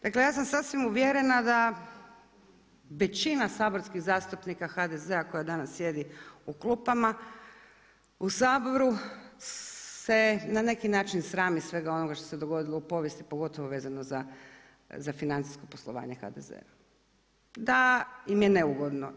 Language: Croatian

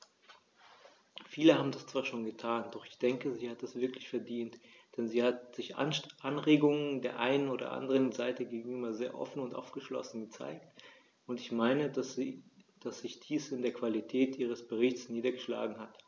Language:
German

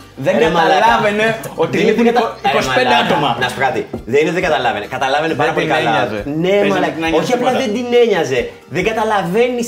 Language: Greek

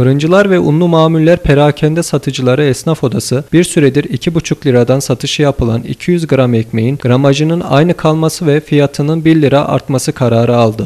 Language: Turkish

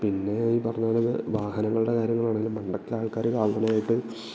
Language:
Malayalam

